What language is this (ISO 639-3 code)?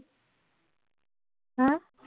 asm